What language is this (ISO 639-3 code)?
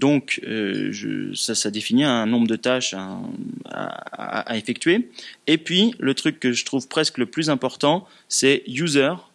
fra